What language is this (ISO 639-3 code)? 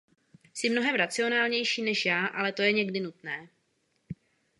ces